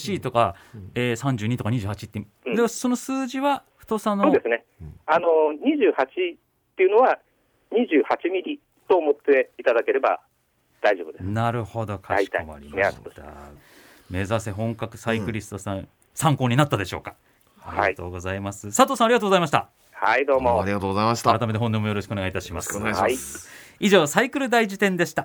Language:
Japanese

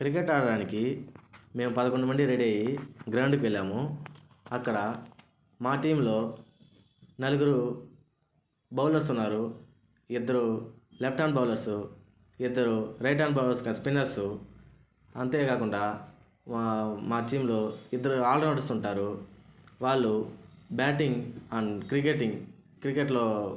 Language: Telugu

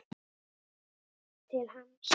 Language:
Icelandic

